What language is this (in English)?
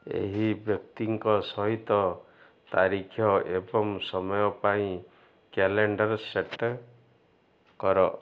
Odia